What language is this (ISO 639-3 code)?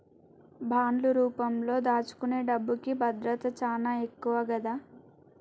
tel